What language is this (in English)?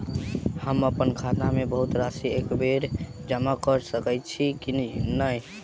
Maithili